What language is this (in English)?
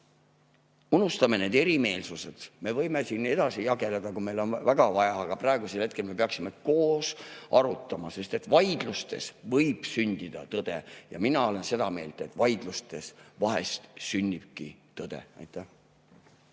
Estonian